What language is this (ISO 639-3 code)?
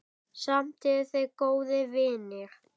isl